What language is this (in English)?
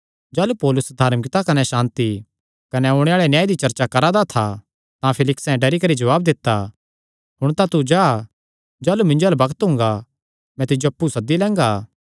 Kangri